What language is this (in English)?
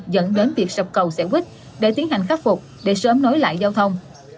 Vietnamese